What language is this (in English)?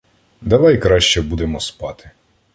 Ukrainian